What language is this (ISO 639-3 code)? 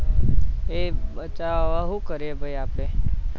guj